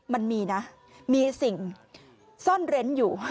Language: Thai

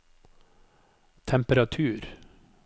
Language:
Norwegian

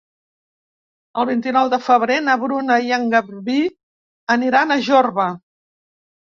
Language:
Catalan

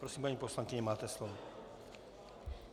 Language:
Czech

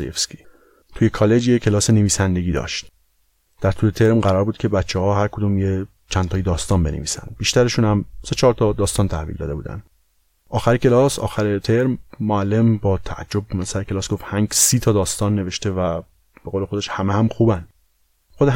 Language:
Persian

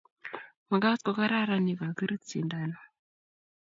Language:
Kalenjin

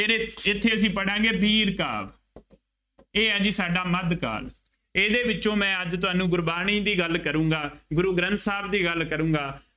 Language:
Punjabi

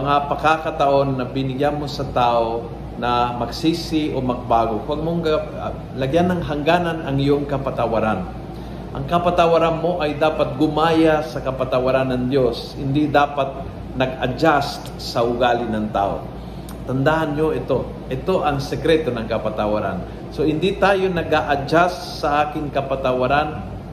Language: Filipino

